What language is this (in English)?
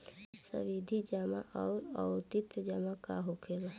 Bhojpuri